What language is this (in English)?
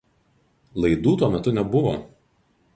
Lithuanian